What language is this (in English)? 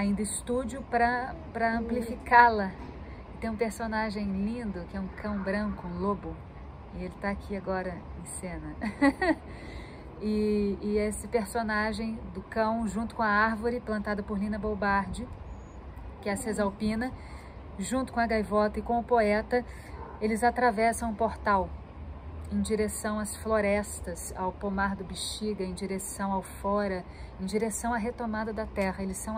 Portuguese